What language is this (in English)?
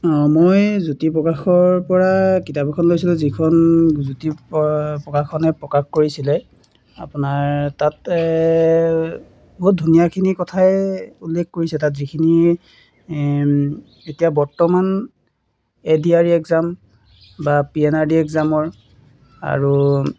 Assamese